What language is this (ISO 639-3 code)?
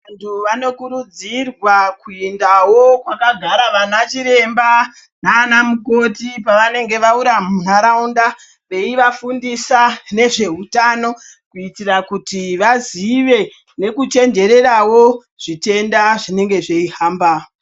ndc